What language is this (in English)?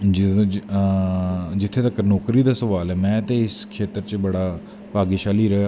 Dogri